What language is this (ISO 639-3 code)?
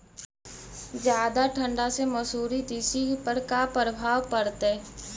mag